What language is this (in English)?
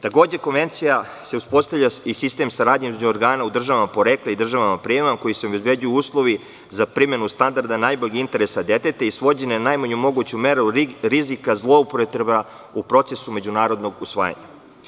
Serbian